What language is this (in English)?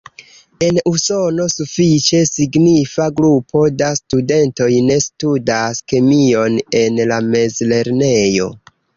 Esperanto